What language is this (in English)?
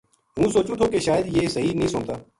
Gujari